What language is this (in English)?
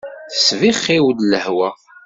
Kabyle